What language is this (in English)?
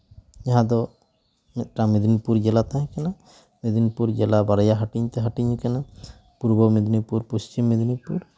Santali